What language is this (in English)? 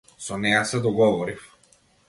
Macedonian